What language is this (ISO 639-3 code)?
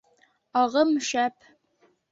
bak